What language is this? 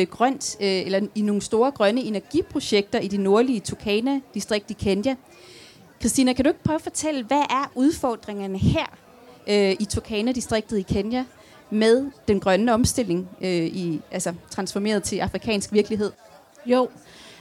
Danish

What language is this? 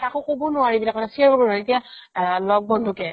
Assamese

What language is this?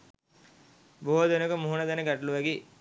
Sinhala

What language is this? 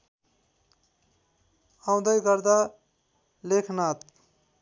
Nepali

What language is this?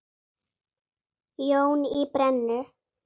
Icelandic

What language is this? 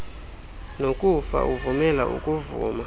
Xhosa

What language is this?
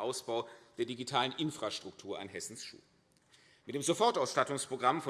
German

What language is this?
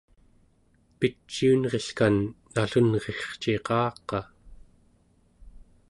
Central Yupik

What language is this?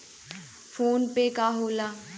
Bhojpuri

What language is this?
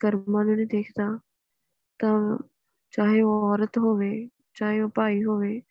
Punjabi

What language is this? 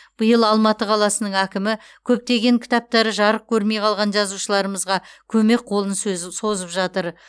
Kazakh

